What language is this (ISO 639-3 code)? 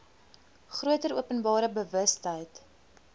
afr